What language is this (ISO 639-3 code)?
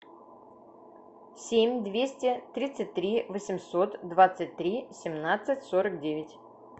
rus